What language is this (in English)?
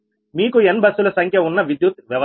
Telugu